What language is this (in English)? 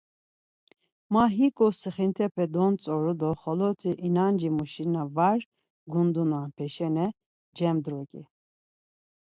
Laz